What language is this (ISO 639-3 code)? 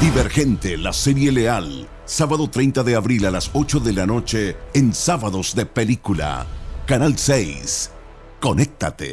spa